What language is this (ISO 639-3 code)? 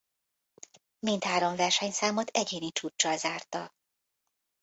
hun